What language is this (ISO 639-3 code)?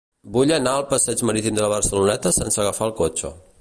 cat